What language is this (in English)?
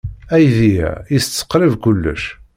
Kabyle